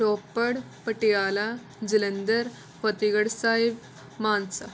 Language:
Punjabi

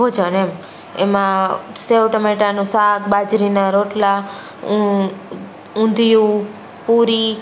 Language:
Gujarati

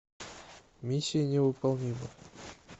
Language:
Russian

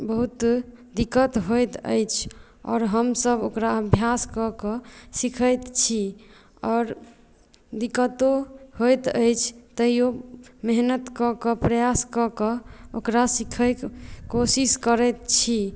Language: Maithili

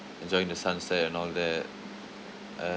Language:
English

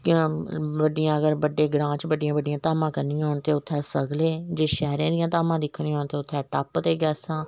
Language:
Dogri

